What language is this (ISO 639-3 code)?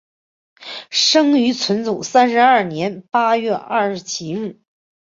zho